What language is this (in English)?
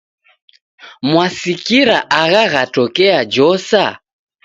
Taita